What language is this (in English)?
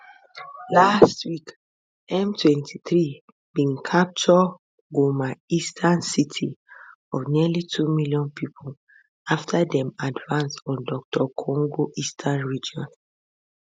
Nigerian Pidgin